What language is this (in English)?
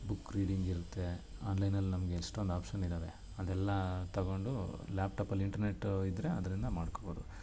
Kannada